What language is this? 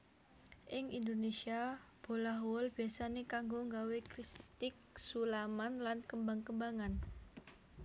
Javanese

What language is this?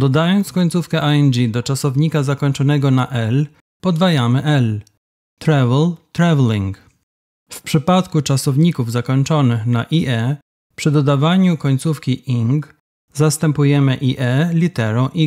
Polish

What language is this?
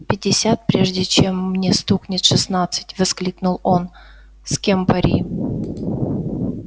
Russian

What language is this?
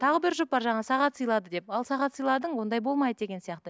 Kazakh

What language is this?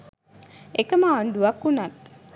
Sinhala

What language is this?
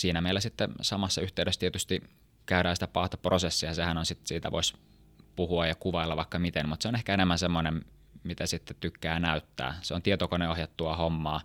Finnish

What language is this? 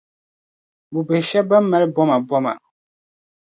Dagbani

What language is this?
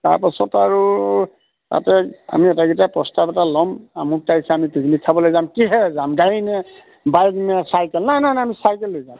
Assamese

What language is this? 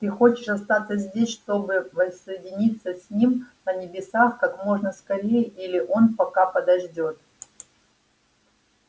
Russian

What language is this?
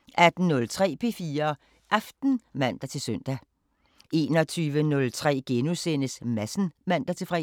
Danish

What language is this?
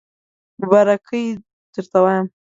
Pashto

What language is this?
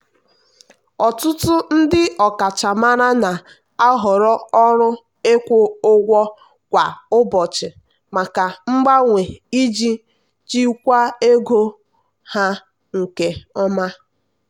Igbo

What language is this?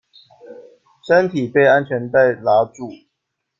Chinese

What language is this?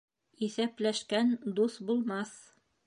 Bashkir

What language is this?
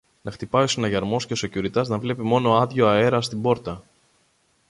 Greek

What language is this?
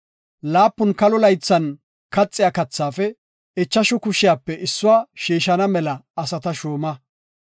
Gofa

